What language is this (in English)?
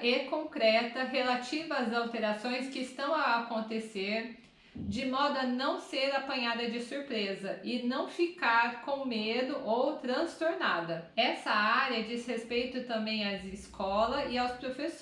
Portuguese